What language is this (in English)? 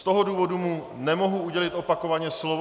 Czech